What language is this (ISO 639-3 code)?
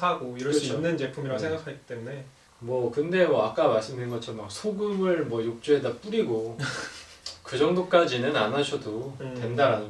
kor